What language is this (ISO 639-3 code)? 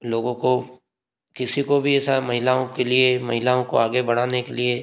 hin